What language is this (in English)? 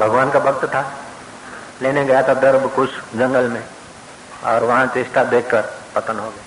Hindi